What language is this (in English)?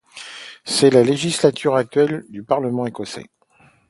French